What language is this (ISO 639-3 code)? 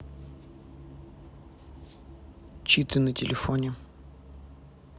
rus